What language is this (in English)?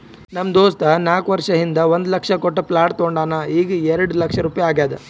Kannada